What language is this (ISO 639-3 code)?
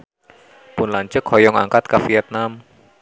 sun